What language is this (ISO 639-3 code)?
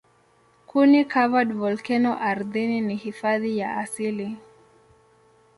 swa